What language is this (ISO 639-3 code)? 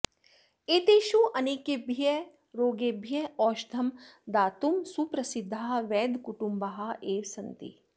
san